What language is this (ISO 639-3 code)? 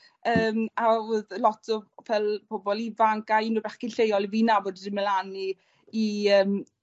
cym